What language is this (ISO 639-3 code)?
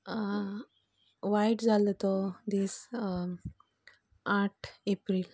kok